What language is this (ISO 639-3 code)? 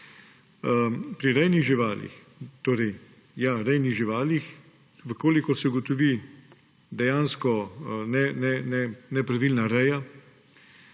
slv